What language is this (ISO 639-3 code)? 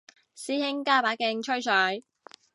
yue